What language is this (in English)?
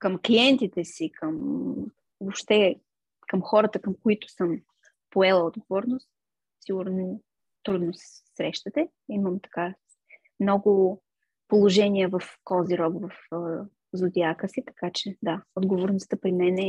Bulgarian